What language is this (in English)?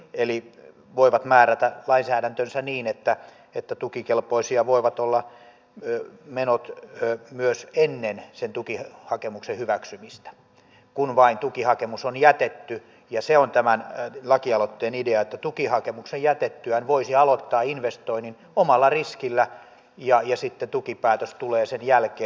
Finnish